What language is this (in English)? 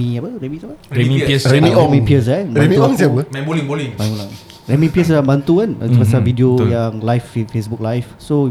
Malay